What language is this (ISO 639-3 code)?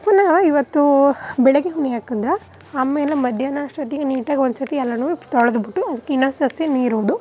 kan